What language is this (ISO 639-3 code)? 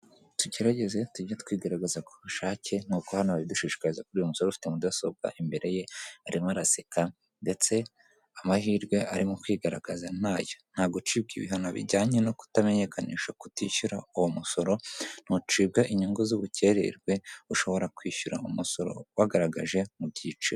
kin